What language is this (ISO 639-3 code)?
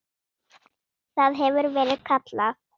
isl